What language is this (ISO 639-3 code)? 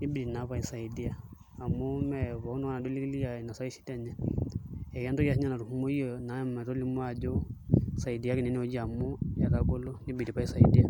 mas